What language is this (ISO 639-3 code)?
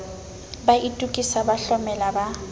sot